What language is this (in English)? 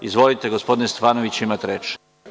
Serbian